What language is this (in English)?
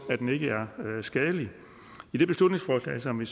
Danish